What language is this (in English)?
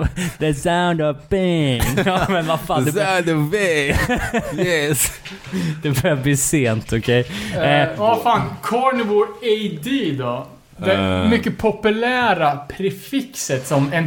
Swedish